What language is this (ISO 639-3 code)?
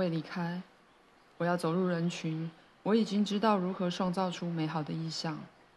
zho